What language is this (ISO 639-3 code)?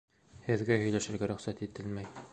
bak